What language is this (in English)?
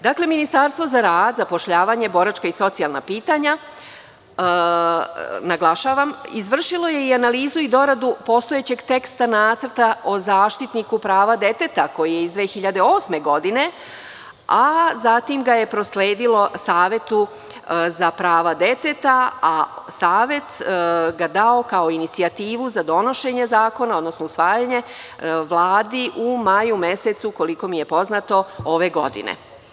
Serbian